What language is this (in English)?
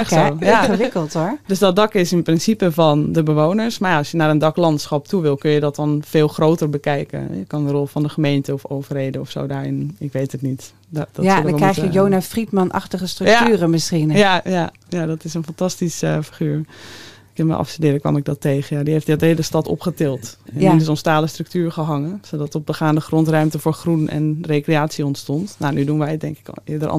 Dutch